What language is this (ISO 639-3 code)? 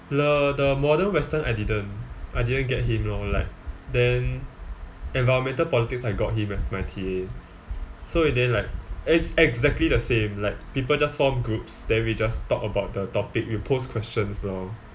eng